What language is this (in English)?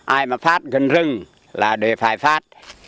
Vietnamese